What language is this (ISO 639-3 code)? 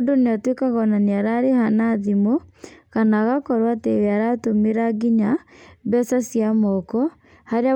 kik